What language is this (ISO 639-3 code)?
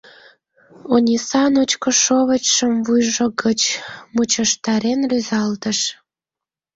chm